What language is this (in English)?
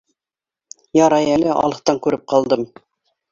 Bashkir